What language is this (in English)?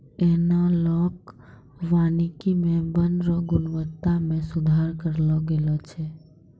Maithili